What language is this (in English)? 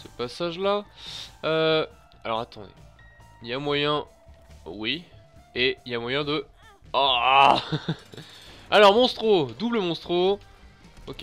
French